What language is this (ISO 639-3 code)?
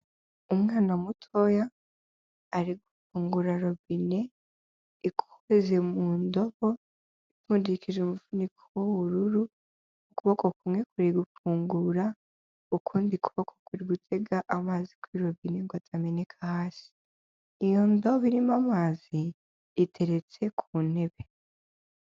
kin